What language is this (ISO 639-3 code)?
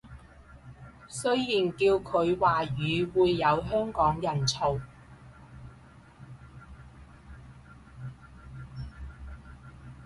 yue